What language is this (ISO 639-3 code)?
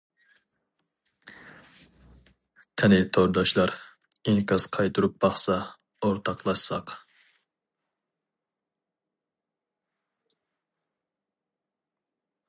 uig